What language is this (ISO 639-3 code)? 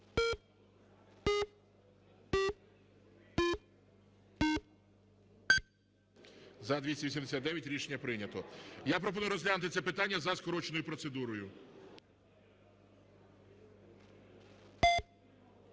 ukr